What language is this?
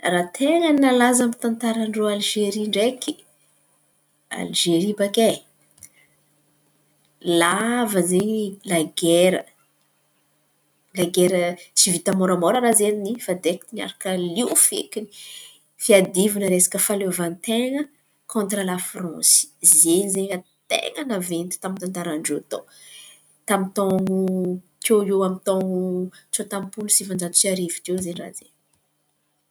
Antankarana Malagasy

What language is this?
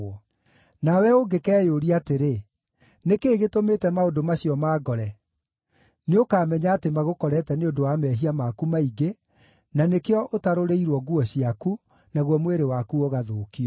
Kikuyu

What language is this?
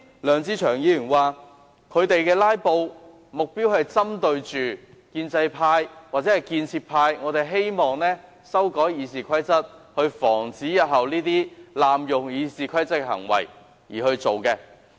Cantonese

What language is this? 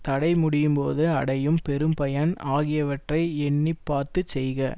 Tamil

